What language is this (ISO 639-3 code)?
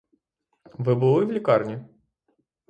ukr